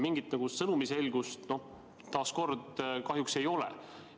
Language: Estonian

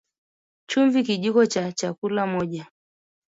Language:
Swahili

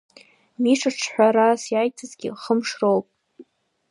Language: Abkhazian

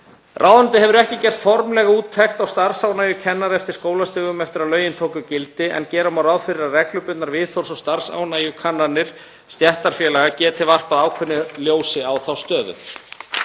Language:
Icelandic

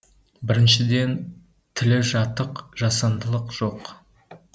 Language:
Kazakh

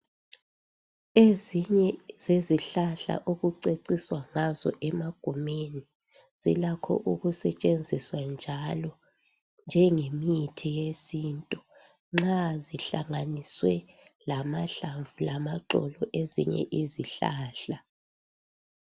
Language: North Ndebele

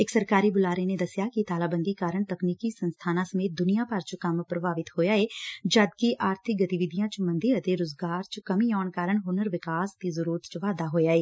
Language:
Punjabi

